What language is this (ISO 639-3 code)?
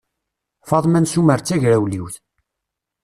kab